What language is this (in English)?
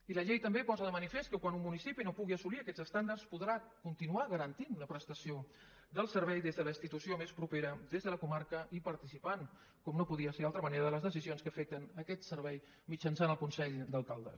Catalan